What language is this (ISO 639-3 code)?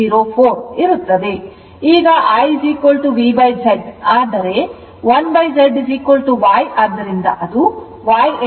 kan